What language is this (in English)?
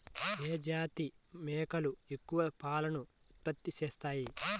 Telugu